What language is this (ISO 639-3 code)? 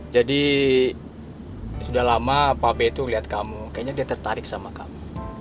ind